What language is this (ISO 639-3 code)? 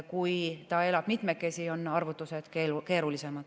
est